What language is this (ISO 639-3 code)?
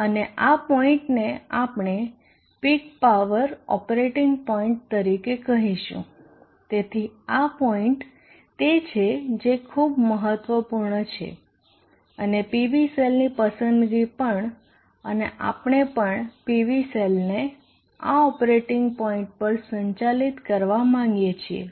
guj